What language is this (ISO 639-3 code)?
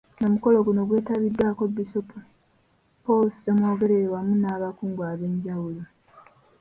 lug